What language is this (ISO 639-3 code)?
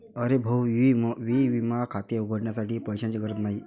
mar